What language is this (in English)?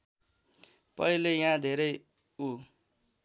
Nepali